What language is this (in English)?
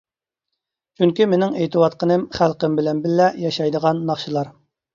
Uyghur